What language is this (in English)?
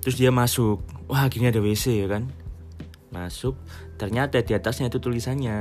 Indonesian